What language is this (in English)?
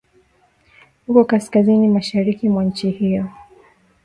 Swahili